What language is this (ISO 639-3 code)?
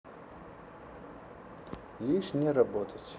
rus